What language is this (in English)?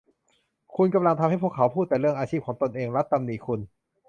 Thai